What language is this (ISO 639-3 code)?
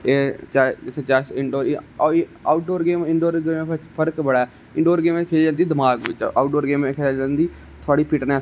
doi